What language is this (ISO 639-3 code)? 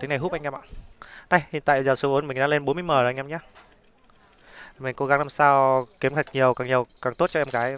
vie